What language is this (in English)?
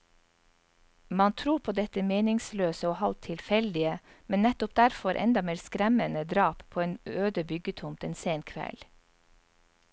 Norwegian